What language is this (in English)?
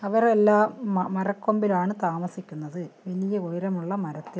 Malayalam